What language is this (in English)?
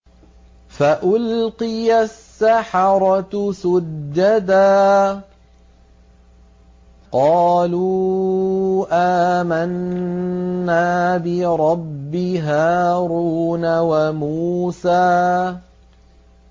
Arabic